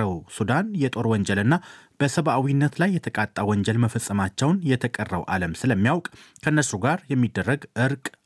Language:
Amharic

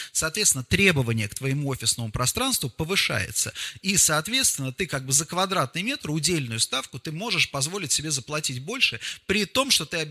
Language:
Russian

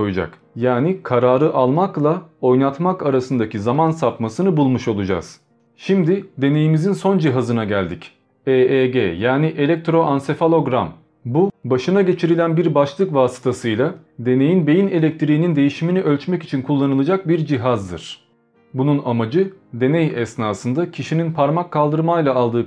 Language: Turkish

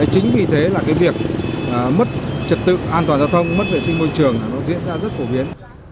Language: Vietnamese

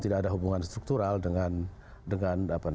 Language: Indonesian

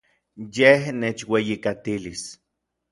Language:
Orizaba Nahuatl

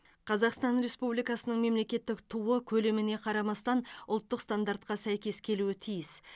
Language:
Kazakh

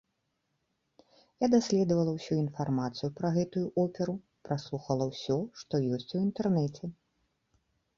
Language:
Belarusian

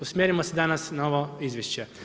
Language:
Croatian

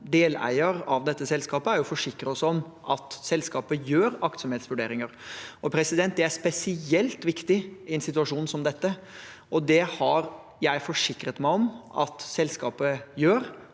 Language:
Norwegian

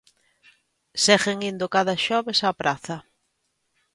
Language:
Galician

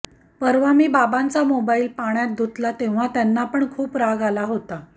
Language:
Marathi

